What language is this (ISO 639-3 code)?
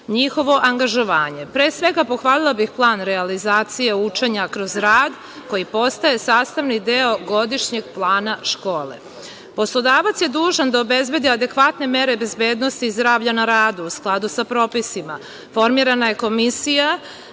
srp